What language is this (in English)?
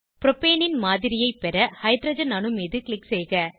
Tamil